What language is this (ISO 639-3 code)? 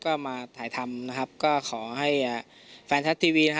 tha